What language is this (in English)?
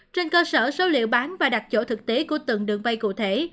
Vietnamese